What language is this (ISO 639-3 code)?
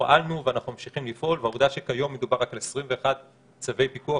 heb